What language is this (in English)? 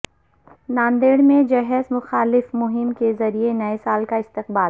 Urdu